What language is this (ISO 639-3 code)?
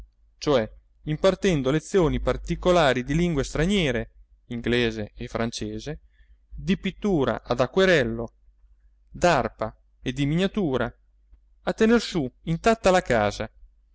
ita